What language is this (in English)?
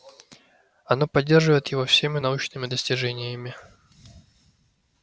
Russian